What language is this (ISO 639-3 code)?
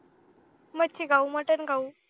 mar